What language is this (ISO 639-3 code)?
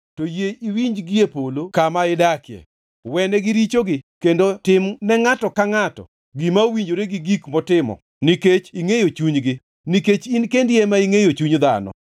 luo